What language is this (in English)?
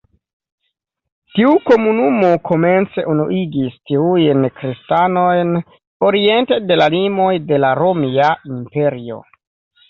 Esperanto